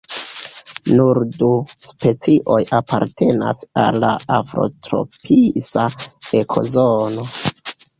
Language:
Esperanto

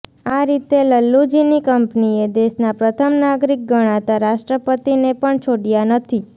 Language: Gujarati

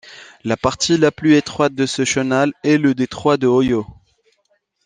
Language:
French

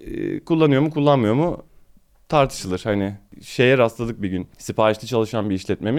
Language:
Turkish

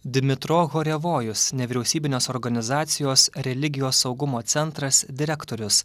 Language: Lithuanian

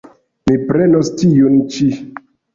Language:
Esperanto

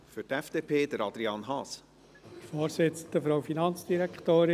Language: Swiss German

